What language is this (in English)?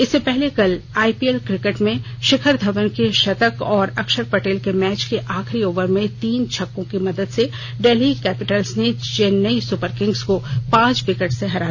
Hindi